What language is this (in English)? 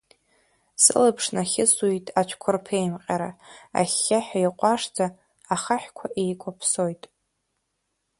Abkhazian